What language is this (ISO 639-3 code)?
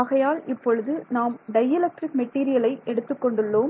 tam